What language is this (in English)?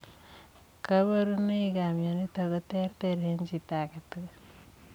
Kalenjin